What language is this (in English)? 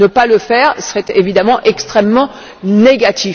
French